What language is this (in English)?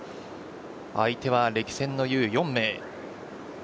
Japanese